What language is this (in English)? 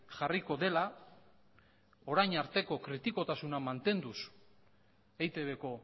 Basque